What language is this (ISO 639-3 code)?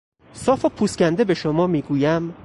fas